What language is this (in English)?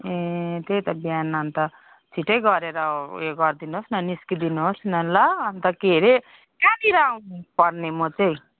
Nepali